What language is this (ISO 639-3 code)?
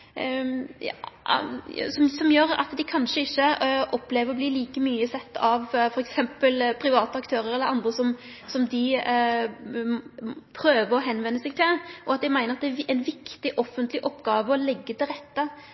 nno